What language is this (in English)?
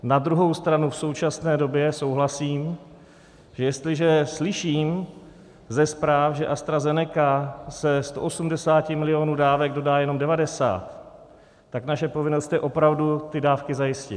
Czech